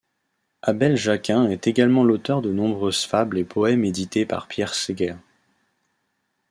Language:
French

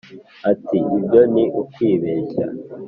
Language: Kinyarwanda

